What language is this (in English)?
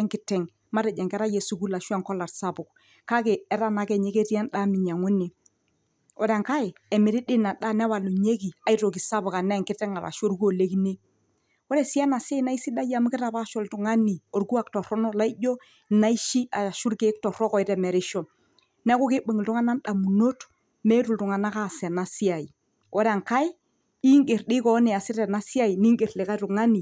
Masai